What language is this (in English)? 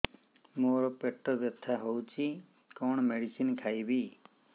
Odia